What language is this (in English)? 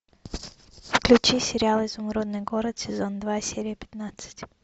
Russian